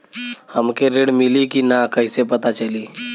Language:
Bhojpuri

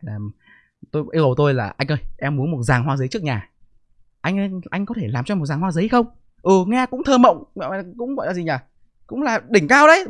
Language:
Vietnamese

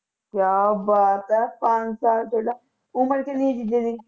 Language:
Punjabi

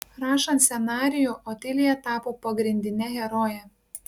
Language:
Lithuanian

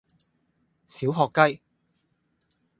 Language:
Cantonese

